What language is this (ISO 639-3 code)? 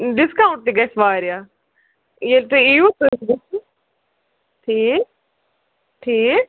kas